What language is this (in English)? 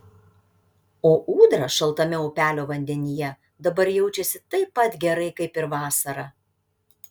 Lithuanian